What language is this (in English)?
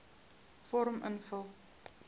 Afrikaans